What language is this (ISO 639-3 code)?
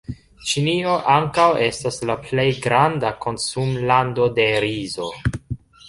epo